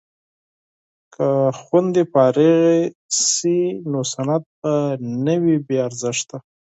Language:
Pashto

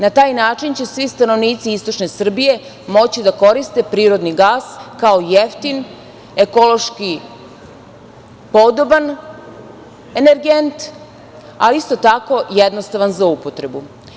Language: Serbian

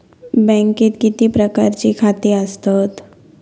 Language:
Marathi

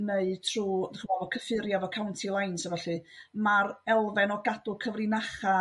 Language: Welsh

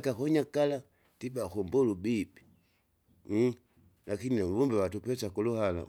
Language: Kinga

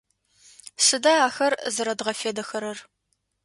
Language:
Adyghe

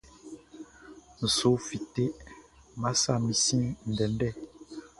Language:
Baoulé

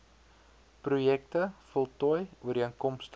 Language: Afrikaans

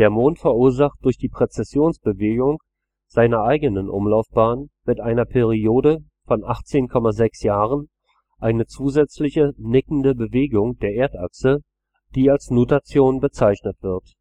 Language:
German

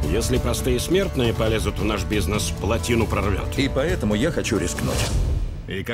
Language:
Russian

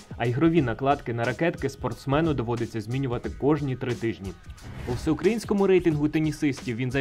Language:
Ukrainian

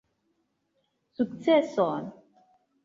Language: Esperanto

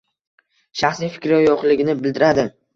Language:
Uzbek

